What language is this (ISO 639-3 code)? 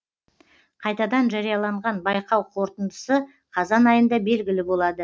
kaz